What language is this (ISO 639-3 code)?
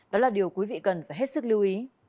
vie